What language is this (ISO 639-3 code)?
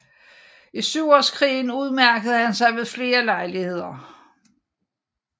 dan